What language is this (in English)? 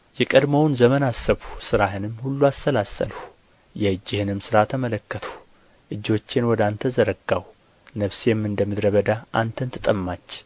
Amharic